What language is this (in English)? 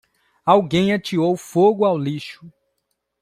Portuguese